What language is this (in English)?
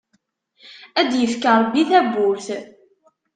Kabyle